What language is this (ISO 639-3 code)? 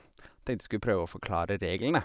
nor